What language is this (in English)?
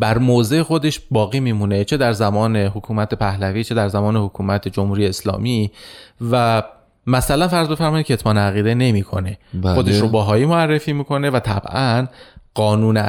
Persian